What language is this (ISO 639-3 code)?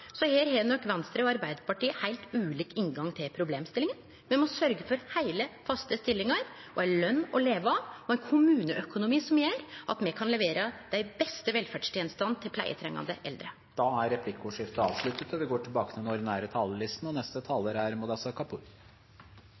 nor